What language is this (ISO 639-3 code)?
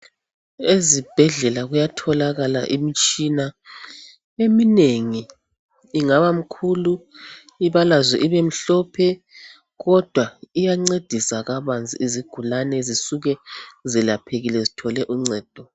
nde